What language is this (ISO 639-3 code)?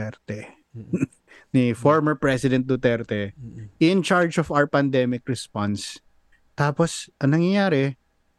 fil